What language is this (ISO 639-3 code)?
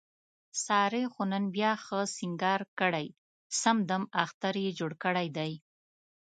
pus